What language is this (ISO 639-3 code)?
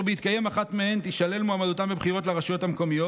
heb